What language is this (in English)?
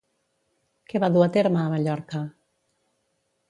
Catalan